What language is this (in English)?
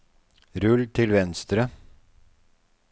Norwegian